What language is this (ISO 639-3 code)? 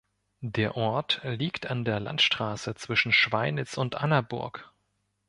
deu